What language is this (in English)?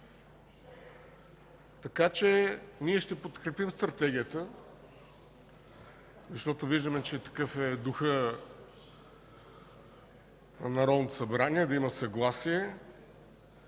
Bulgarian